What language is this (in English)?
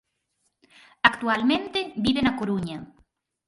Galician